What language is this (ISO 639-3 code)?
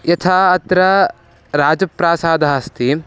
san